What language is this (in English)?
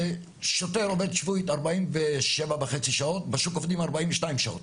Hebrew